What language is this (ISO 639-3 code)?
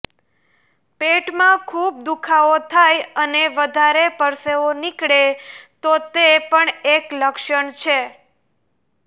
guj